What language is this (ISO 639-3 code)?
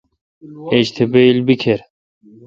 xka